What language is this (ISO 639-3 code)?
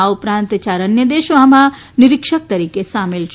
guj